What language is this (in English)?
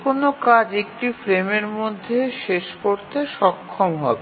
Bangla